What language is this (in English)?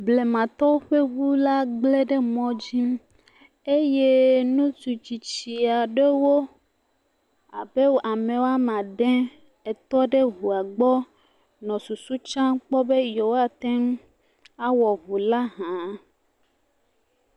Ewe